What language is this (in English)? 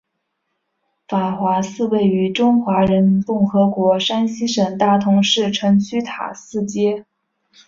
Chinese